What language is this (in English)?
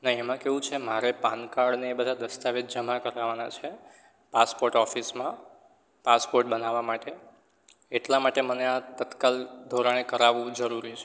Gujarati